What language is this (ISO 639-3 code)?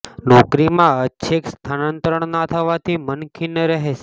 guj